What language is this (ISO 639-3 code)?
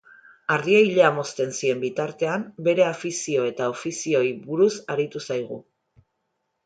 eus